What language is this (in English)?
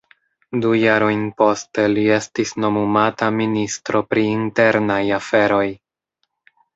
Esperanto